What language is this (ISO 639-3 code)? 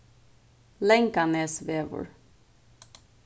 fao